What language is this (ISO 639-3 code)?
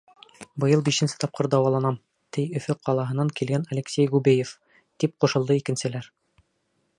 bak